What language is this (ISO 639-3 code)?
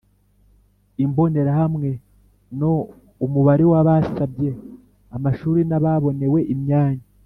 kin